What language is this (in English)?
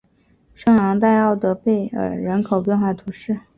Chinese